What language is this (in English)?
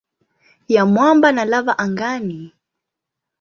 Swahili